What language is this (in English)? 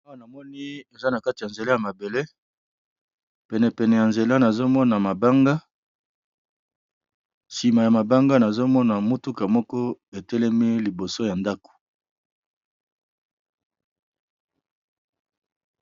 Lingala